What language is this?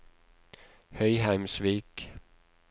Norwegian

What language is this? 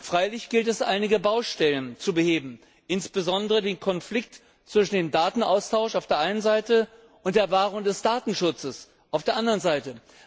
German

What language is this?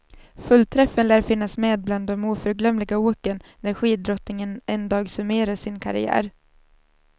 Swedish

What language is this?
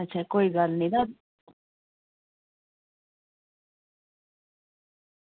Dogri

